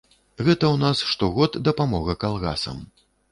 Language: Belarusian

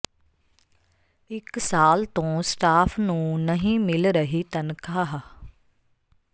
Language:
Punjabi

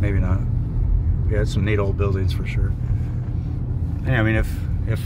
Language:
English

